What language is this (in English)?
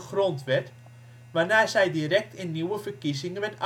Dutch